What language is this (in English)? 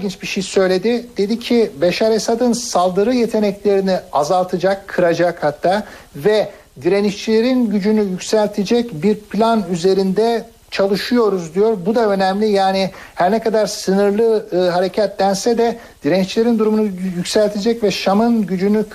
Turkish